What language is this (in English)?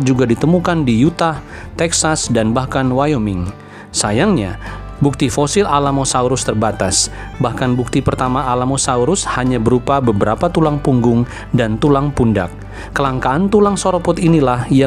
Indonesian